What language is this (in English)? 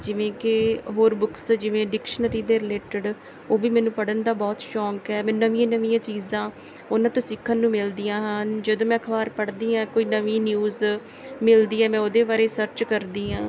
Punjabi